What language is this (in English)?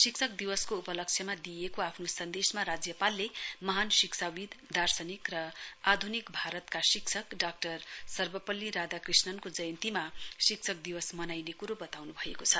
Nepali